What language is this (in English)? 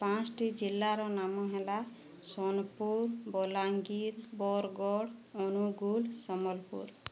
Odia